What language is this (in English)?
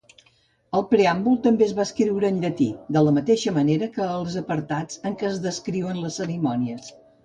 Catalan